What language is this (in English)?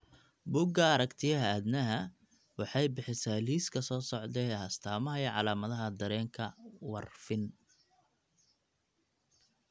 Somali